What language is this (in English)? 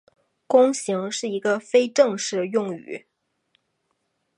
Chinese